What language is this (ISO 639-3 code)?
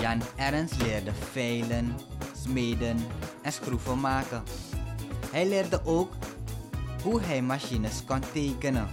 nld